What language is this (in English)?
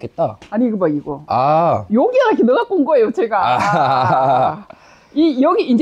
Korean